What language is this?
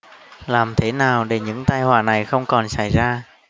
Vietnamese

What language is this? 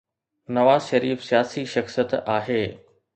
Sindhi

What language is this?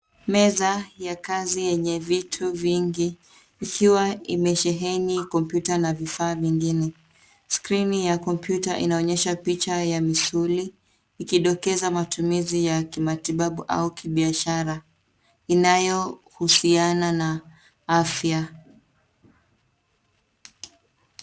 Swahili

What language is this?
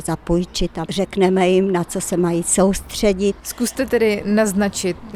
Czech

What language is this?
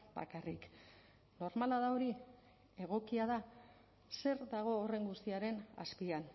Basque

